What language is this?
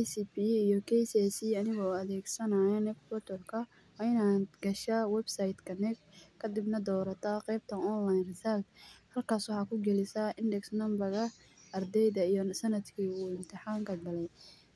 Somali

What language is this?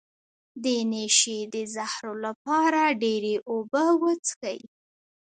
Pashto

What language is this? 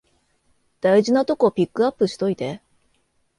Japanese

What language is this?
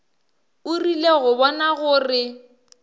Northern Sotho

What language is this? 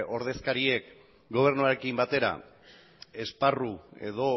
Basque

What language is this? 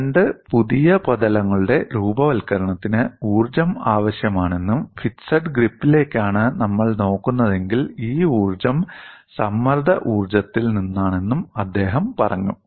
Malayalam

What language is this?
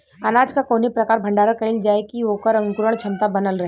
Bhojpuri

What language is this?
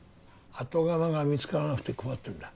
Japanese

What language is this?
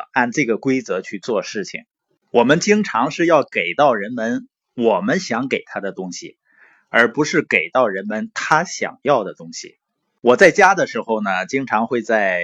Chinese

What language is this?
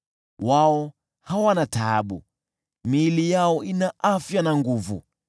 Swahili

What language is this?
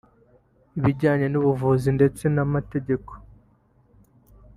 Kinyarwanda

